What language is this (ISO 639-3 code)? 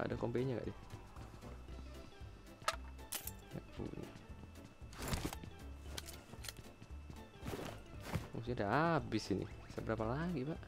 ind